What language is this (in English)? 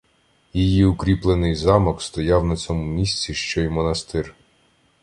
Ukrainian